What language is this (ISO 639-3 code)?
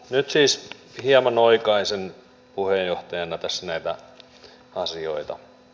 fin